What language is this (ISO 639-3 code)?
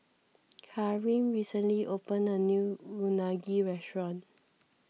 eng